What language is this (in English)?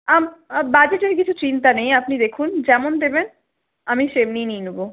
Bangla